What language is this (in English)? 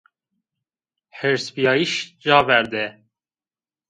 Zaza